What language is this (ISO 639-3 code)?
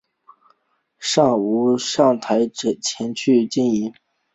zho